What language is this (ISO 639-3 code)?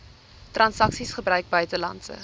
afr